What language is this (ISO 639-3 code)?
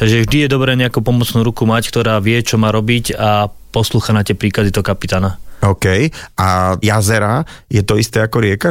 slk